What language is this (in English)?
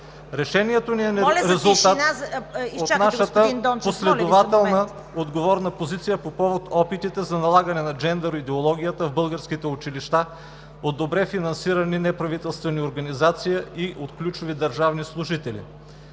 Bulgarian